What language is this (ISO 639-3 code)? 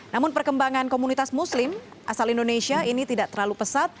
ind